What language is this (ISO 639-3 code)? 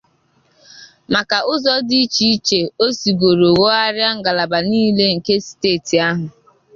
ibo